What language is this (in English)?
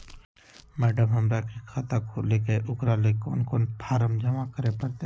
Magahi